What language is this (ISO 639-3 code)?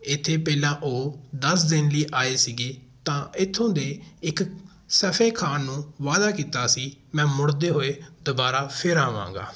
pan